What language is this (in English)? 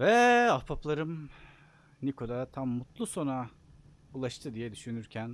Turkish